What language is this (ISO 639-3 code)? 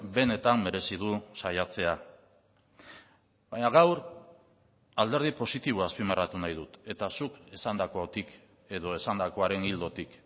eus